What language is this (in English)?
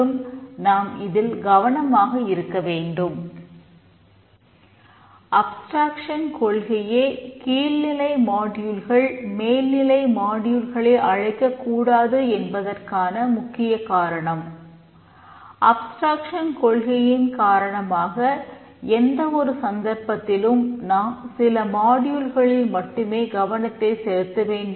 Tamil